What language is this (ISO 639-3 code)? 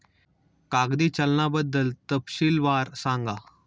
mar